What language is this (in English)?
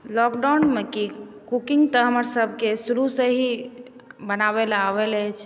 Maithili